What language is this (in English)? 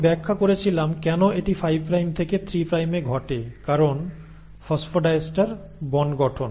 Bangla